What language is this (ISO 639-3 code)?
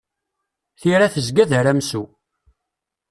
kab